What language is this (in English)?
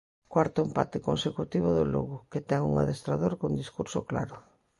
Galician